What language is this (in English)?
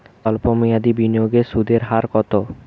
Bangla